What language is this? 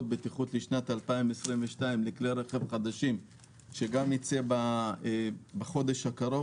Hebrew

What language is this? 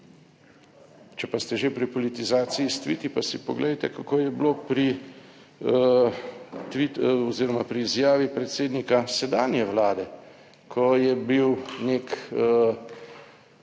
Slovenian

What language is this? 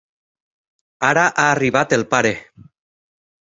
Catalan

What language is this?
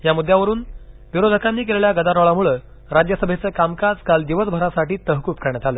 Marathi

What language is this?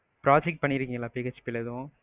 Tamil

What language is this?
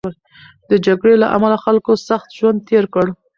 Pashto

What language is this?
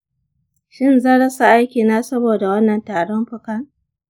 Hausa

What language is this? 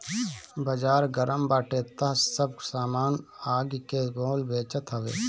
Bhojpuri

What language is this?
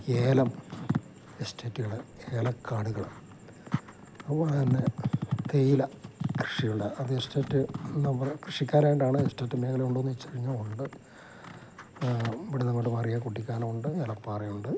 Malayalam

